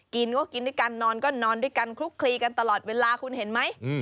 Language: Thai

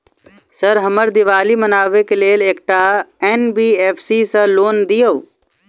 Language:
Maithili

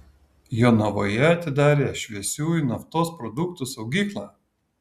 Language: Lithuanian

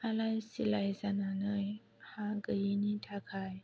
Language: Bodo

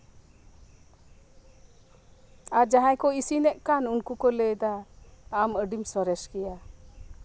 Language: Santali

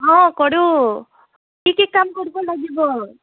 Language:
Assamese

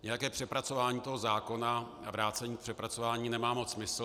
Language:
Czech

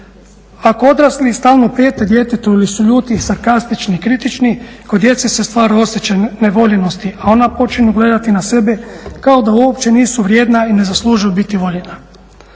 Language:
Croatian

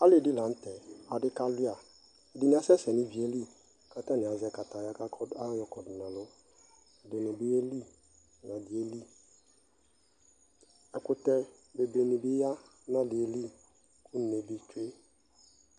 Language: Ikposo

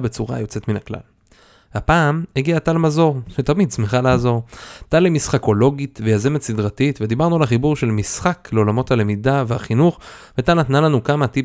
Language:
Hebrew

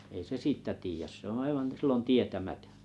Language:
Finnish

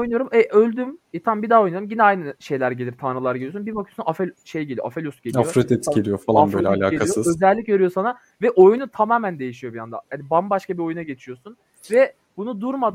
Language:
Turkish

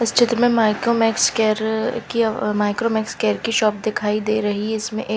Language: Hindi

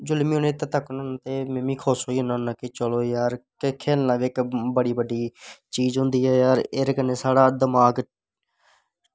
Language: Dogri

